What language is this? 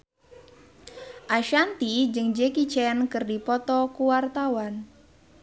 Sundanese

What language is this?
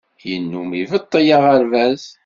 Kabyle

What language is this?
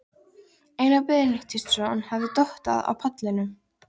Icelandic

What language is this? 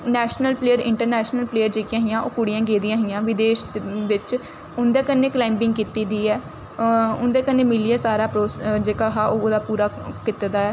Dogri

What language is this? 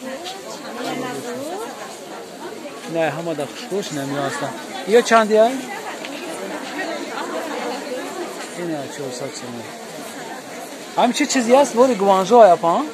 Romanian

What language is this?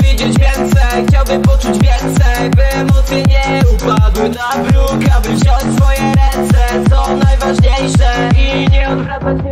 Polish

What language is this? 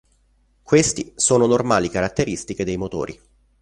Italian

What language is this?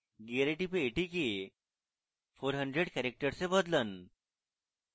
Bangla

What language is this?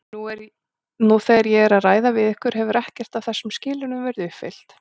Icelandic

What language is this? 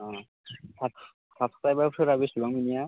Bodo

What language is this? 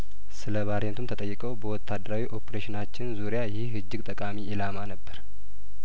Amharic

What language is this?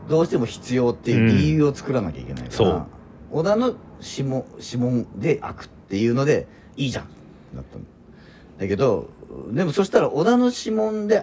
Japanese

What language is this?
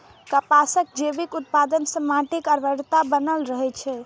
Maithili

